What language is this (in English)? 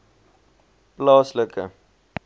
Afrikaans